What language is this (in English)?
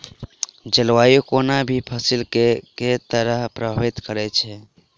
Maithili